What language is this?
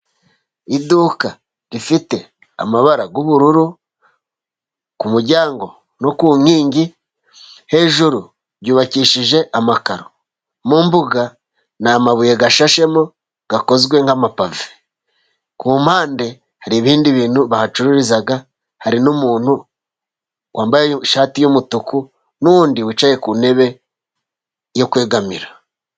Kinyarwanda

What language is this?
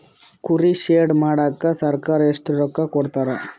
Kannada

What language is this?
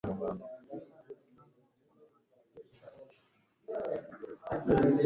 Kinyarwanda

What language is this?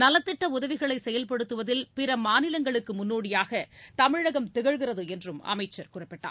Tamil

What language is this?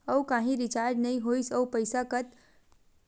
Chhattisgarhi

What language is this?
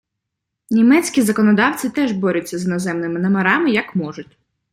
Ukrainian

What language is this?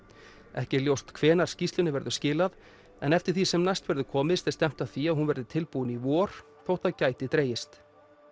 Icelandic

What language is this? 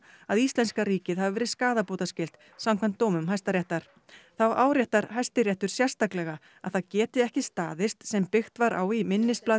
Icelandic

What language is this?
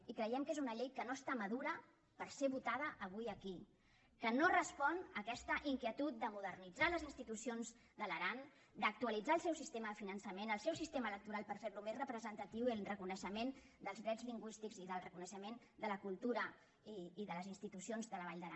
Catalan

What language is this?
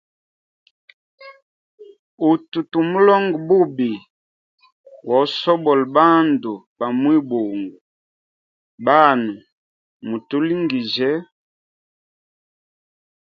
Hemba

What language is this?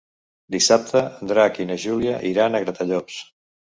Catalan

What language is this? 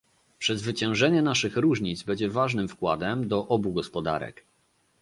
Polish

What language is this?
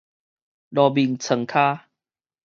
Min Nan Chinese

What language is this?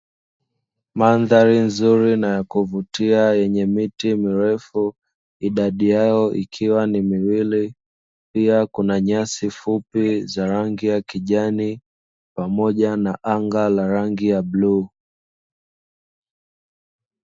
Swahili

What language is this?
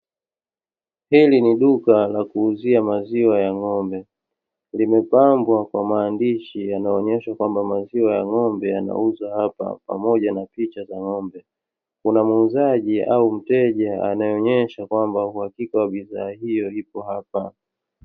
Swahili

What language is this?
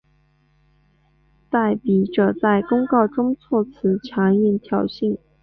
Chinese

